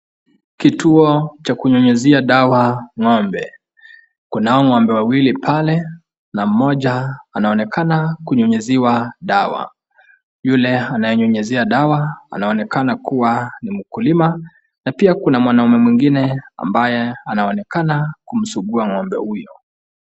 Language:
Swahili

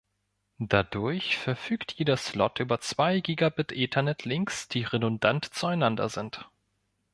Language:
German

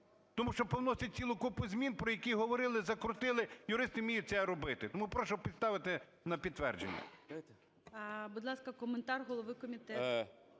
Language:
Ukrainian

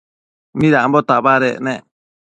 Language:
Matsés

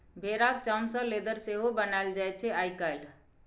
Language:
Maithili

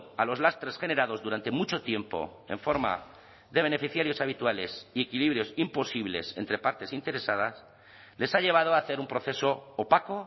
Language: Spanish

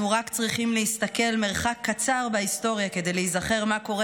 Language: Hebrew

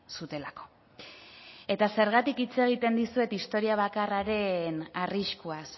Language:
Basque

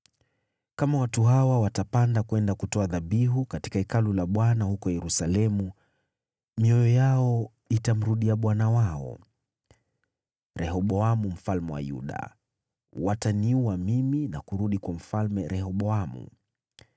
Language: Swahili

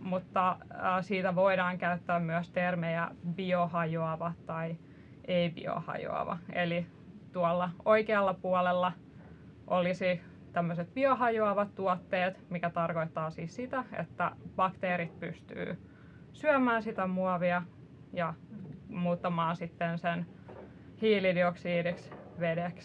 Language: Finnish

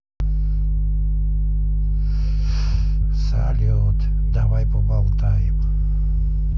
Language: Russian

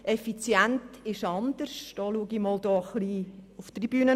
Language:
Swiss German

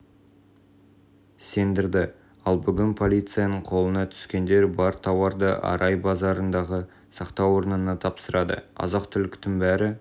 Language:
Kazakh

